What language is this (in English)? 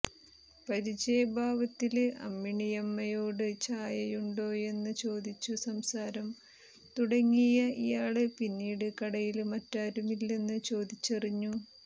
Malayalam